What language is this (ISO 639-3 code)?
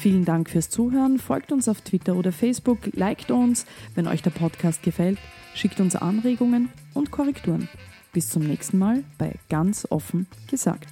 deu